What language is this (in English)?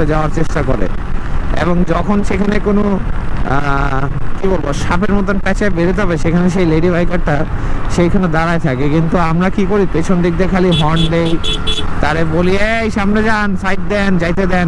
Hindi